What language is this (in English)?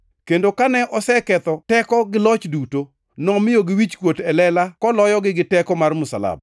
Luo (Kenya and Tanzania)